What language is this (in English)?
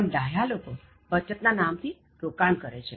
Gujarati